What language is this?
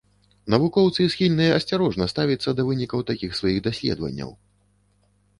Belarusian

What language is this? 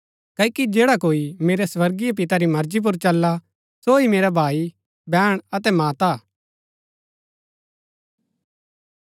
Gaddi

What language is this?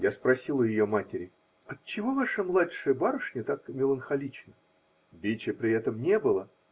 Russian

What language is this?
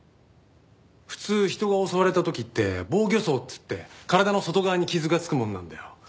Japanese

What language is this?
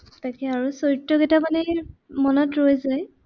Assamese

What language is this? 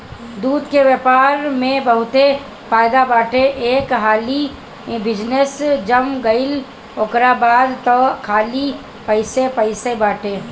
Bhojpuri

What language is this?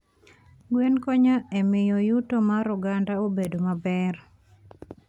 Luo (Kenya and Tanzania)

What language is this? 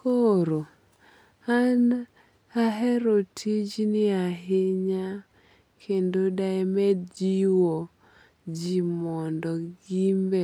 Luo (Kenya and Tanzania)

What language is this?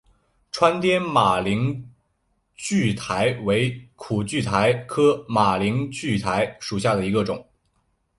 Chinese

